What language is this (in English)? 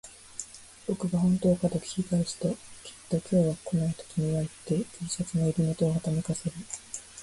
Japanese